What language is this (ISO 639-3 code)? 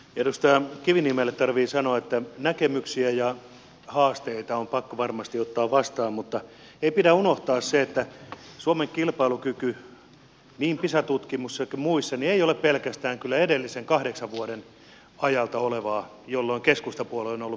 fin